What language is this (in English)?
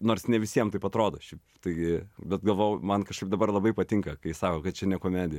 Lithuanian